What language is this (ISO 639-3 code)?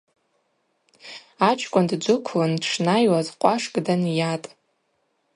abq